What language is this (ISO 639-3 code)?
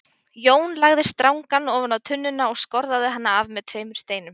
isl